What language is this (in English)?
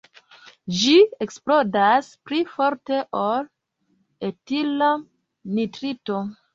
Esperanto